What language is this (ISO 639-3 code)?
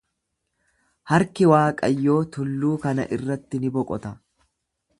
orm